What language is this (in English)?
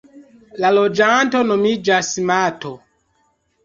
Esperanto